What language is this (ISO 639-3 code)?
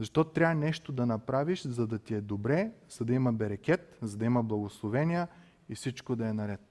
bul